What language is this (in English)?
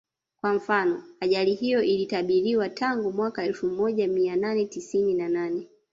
Swahili